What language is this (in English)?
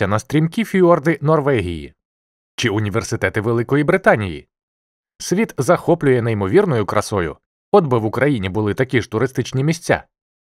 Ukrainian